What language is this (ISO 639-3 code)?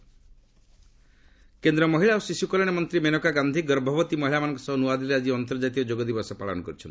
ori